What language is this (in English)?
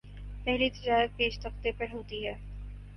Urdu